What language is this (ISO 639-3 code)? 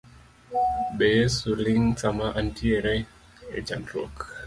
luo